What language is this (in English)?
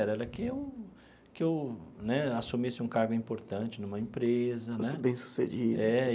Portuguese